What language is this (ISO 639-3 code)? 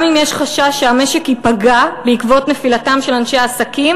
heb